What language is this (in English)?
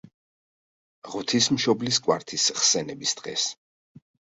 Georgian